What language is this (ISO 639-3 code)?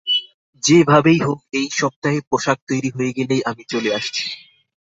ben